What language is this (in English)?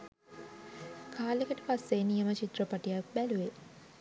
Sinhala